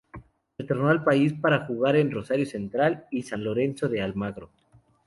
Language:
Spanish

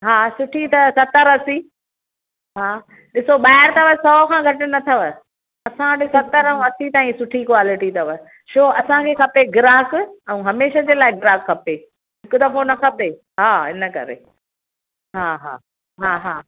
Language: Sindhi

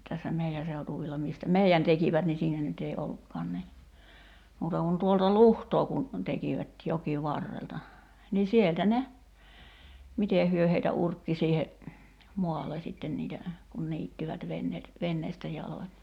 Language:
Finnish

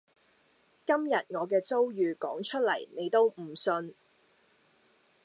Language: Cantonese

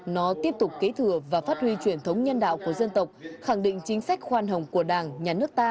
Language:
Vietnamese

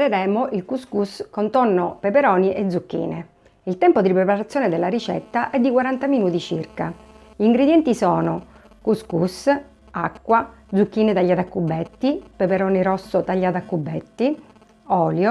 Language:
Italian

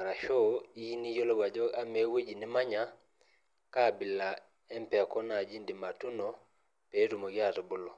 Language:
Masai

